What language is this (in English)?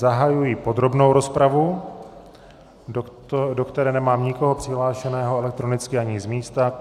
Czech